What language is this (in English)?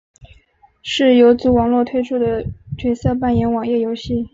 Chinese